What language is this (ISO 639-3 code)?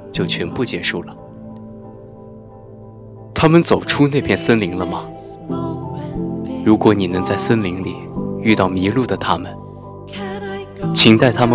zho